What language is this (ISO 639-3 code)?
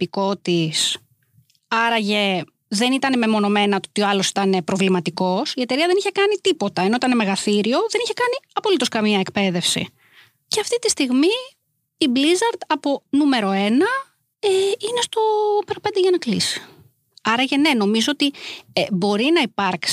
ell